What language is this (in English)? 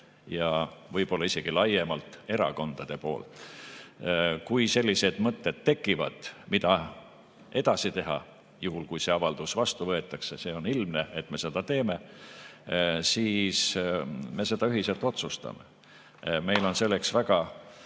Estonian